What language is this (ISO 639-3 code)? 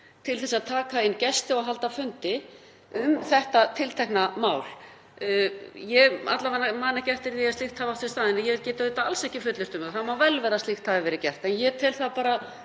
isl